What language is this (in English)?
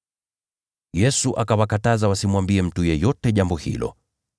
Swahili